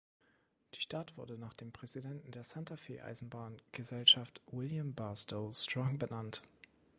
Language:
German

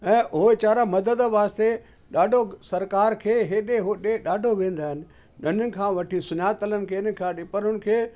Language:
Sindhi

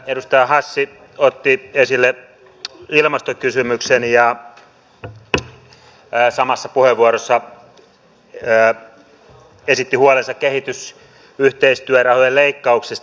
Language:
Finnish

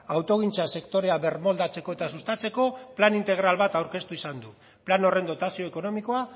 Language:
Basque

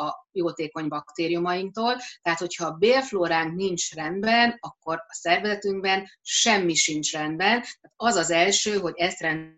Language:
Hungarian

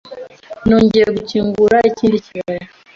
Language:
Kinyarwanda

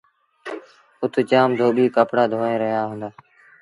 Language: Sindhi Bhil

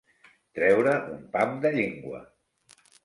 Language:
Catalan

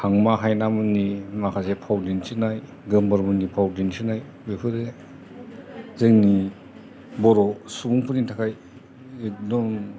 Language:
Bodo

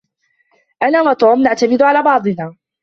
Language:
Arabic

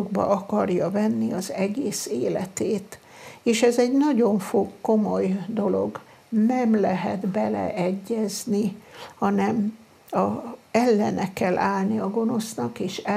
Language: Hungarian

